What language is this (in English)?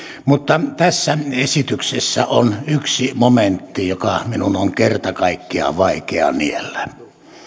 Finnish